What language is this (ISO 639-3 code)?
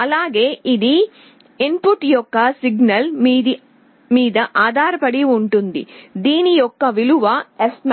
tel